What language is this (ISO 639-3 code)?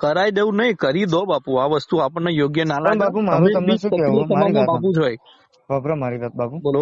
guj